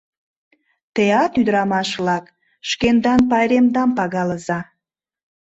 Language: Mari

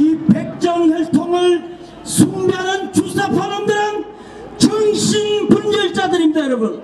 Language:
Korean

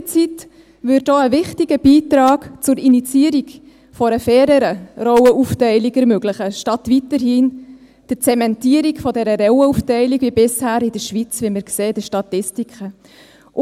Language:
Swiss German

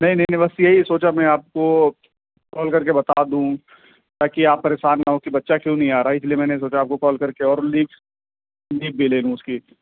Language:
Urdu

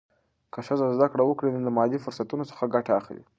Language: Pashto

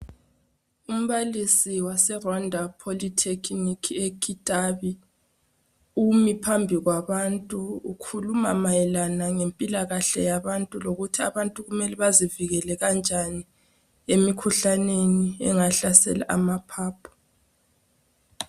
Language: North Ndebele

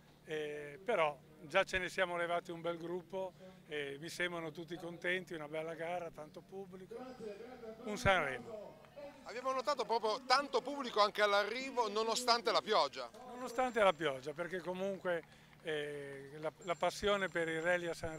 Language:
Italian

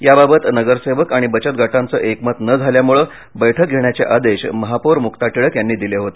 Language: Marathi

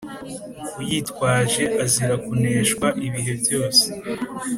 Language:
Kinyarwanda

